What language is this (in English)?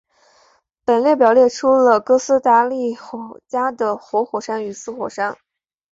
Chinese